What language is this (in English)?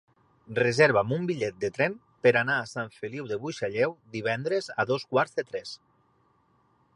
Catalan